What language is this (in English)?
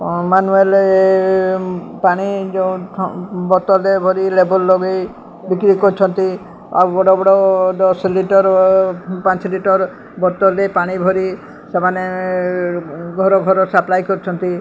Odia